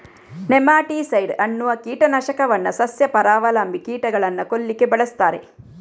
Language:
Kannada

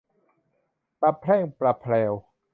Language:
Thai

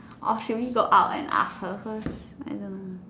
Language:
English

